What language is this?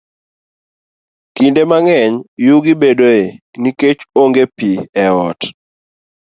Luo (Kenya and Tanzania)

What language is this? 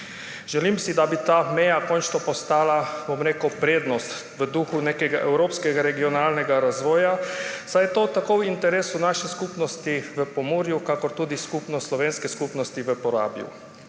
Slovenian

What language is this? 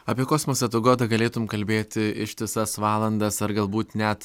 Lithuanian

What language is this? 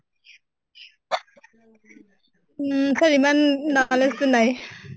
Assamese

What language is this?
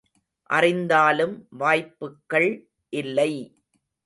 Tamil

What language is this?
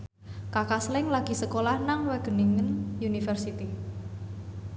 Javanese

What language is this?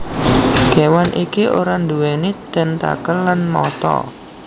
Javanese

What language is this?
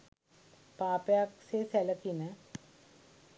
Sinhala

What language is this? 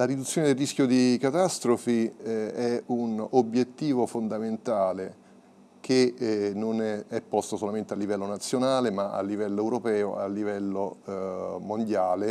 Italian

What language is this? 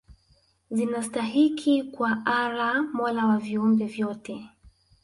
Swahili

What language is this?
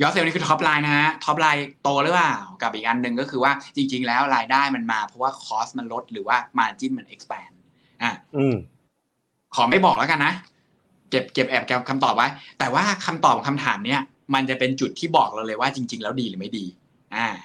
Thai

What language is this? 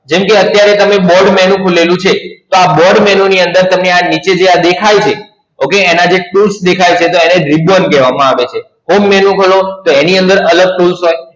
Gujarati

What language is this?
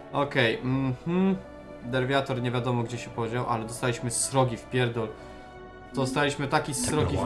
Polish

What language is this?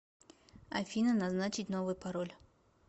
Russian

